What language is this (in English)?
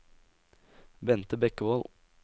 Norwegian